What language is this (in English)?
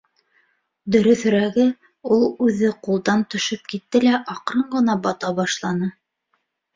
Bashkir